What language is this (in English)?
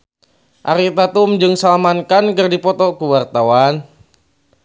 Sundanese